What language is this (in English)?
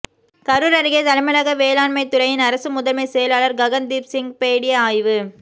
Tamil